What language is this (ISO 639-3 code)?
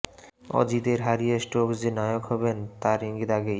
ben